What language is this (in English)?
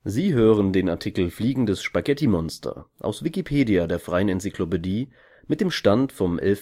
German